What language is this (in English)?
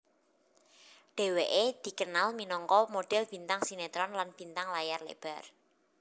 Javanese